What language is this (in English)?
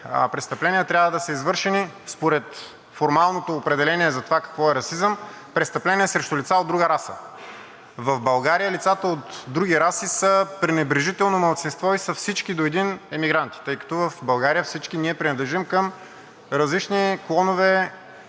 Bulgarian